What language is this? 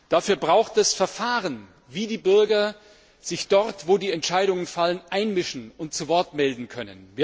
German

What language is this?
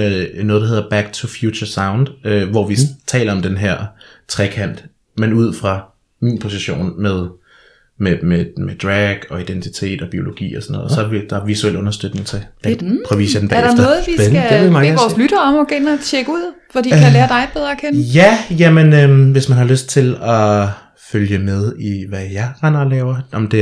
Danish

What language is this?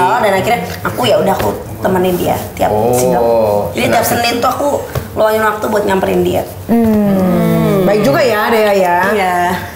Indonesian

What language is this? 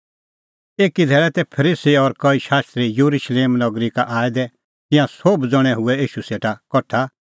Kullu Pahari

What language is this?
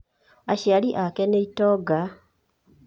Kikuyu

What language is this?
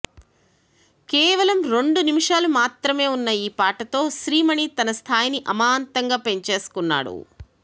Telugu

